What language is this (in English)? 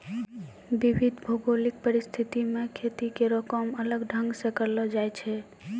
Maithili